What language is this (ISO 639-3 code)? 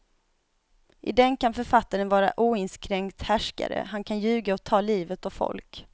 swe